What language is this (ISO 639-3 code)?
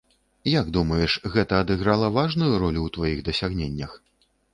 bel